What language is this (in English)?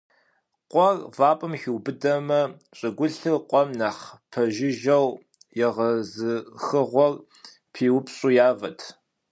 Kabardian